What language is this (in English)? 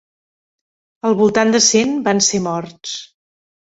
Catalan